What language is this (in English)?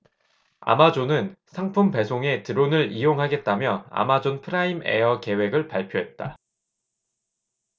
Korean